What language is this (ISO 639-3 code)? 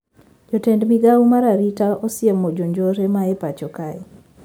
luo